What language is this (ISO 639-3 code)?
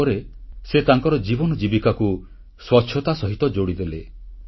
ori